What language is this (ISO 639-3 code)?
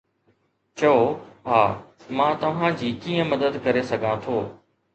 snd